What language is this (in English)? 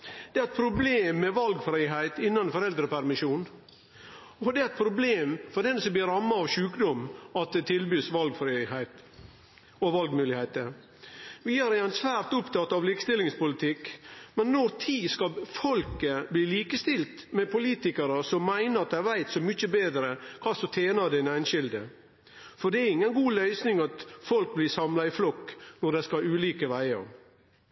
Norwegian Nynorsk